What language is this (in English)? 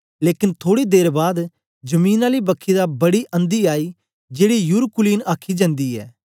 Dogri